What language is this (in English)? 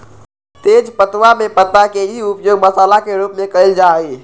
Magahi